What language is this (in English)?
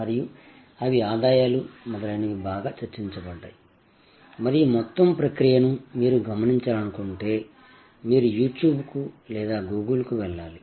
Telugu